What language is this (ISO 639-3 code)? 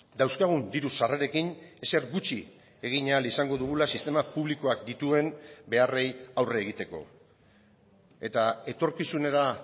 eus